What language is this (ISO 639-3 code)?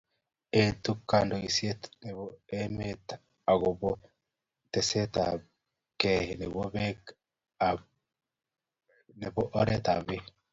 kln